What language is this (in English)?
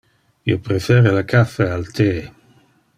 Interlingua